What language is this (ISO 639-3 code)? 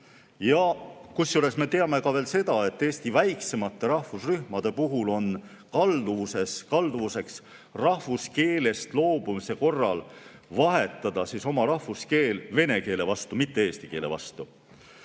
est